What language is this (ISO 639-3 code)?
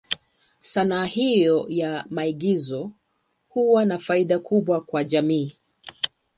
swa